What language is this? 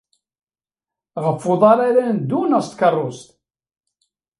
Kabyle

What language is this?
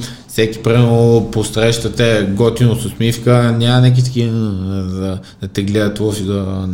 Bulgarian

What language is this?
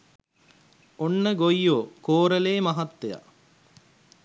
Sinhala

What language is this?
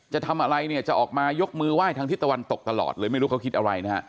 Thai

